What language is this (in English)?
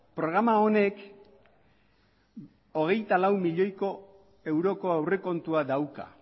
Basque